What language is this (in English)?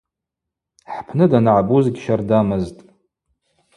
Abaza